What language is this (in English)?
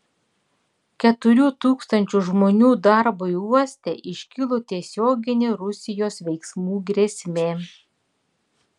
Lithuanian